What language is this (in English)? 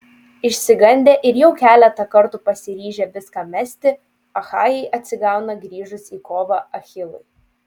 Lithuanian